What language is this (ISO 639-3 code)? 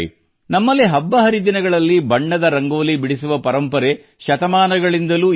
kan